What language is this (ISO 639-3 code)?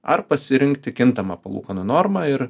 lit